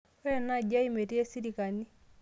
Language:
Masai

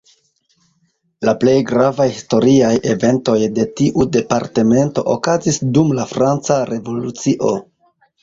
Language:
Esperanto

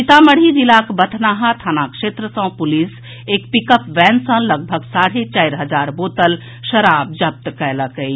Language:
Maithili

